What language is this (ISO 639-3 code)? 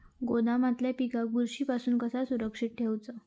mar